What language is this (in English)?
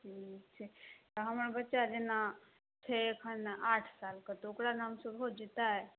Maithili